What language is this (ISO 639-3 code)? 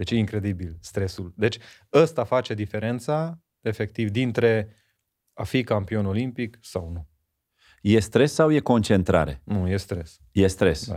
ron